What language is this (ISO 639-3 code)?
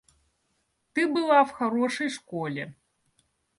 rus